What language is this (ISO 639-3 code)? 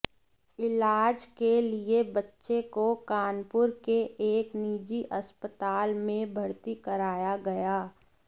hin